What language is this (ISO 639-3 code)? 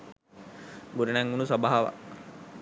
sin